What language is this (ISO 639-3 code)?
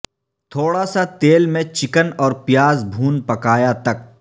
urd